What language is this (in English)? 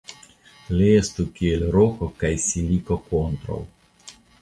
Esperanto